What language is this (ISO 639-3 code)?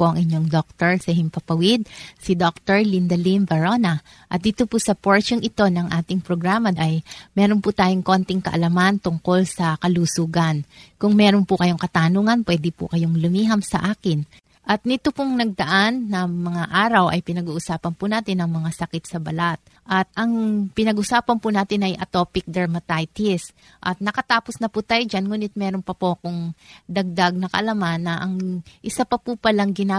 fil